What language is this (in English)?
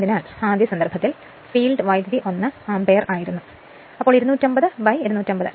Malayalam